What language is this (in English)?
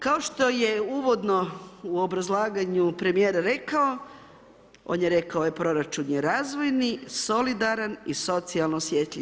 Croatian